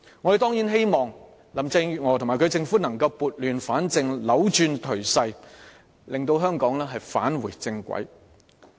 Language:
Cantonese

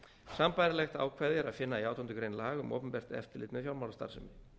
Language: Icelandic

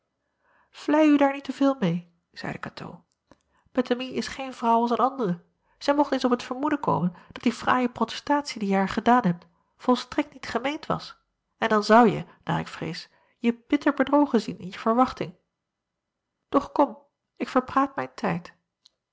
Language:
Dutch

